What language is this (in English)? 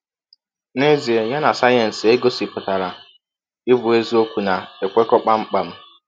Igbo